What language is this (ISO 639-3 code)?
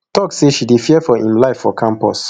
pcm